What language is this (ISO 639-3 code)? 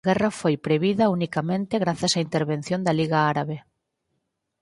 glg